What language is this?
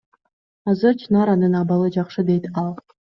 Kyrgyz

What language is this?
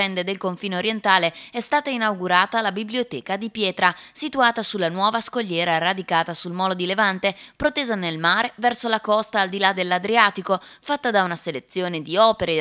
Italian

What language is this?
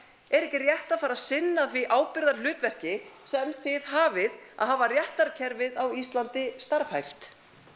Icelandic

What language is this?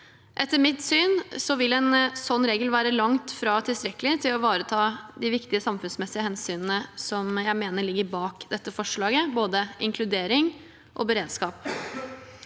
Norwegian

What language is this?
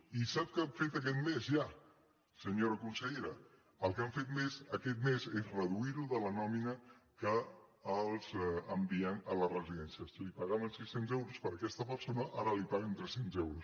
Catalan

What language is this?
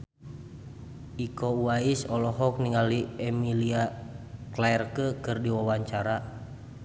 Sundanese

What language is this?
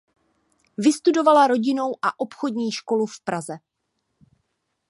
Czech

